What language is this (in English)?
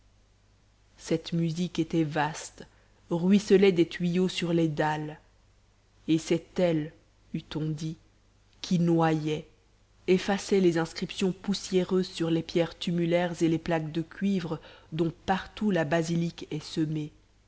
French